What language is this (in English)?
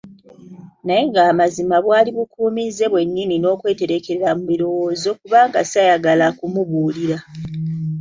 Ganda